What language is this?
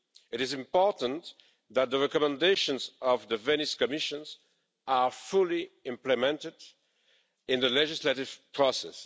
English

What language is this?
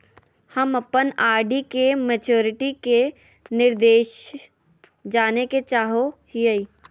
Magahi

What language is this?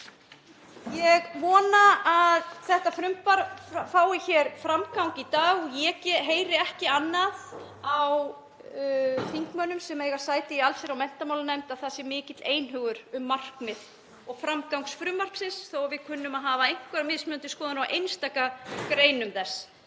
Icelandic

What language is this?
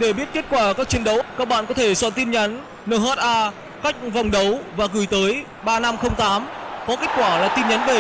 Vietnamese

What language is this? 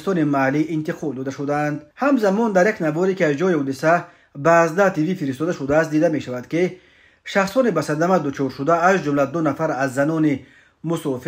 Persian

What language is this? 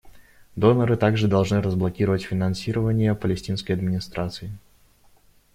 Russian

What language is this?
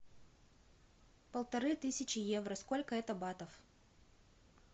Russian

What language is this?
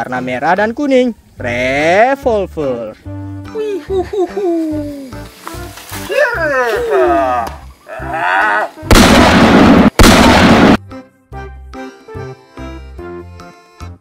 Indonesian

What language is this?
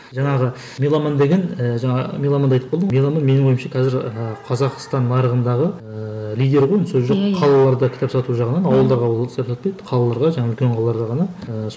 Kazakh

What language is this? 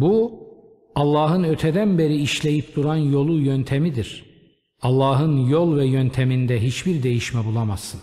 Turkish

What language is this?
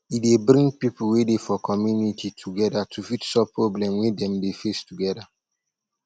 Nigerian Pidgin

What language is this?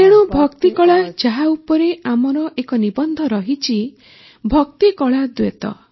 Odia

